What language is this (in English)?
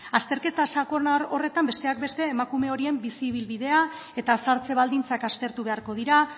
Basque